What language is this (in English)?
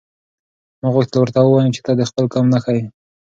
Pashto